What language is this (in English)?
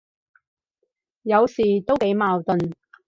Cantonese